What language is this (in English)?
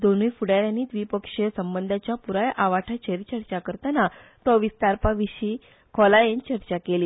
Konkani